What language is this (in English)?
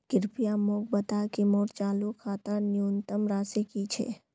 Magahi